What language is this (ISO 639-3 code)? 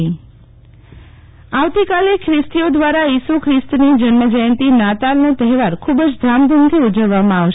guj